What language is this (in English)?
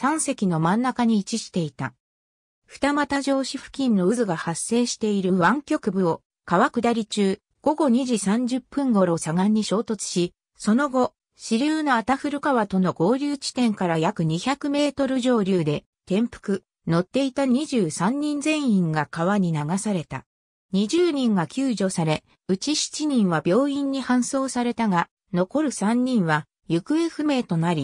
Japanese